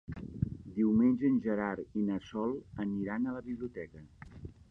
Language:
Catalan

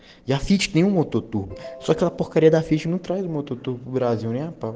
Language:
Russian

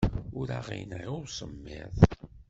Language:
Kabyle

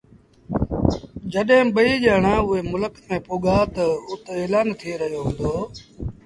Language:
Sindhi Bhil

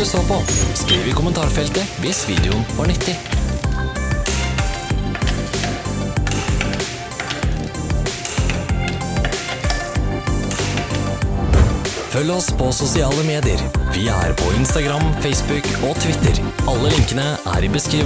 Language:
Norwegian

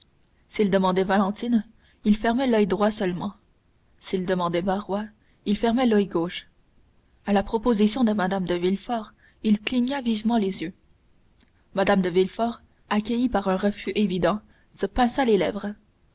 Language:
French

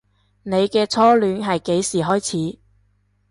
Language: Cantonese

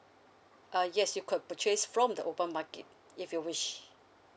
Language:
English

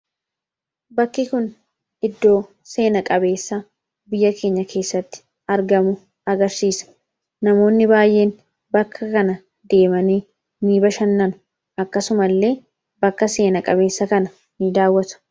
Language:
Oromo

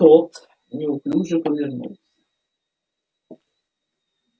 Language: Russian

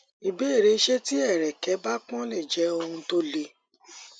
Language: Yoruba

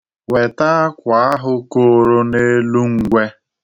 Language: Igbo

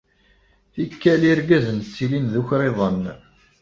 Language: Kabyle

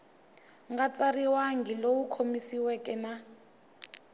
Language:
Tsonga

